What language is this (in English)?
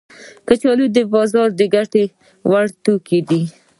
Pashto